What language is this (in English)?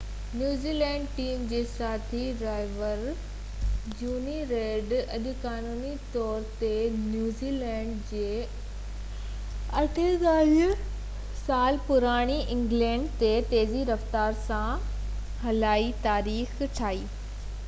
Sindhi